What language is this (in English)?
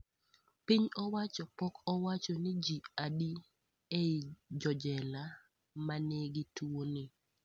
Luo (Kenya and Tanzania)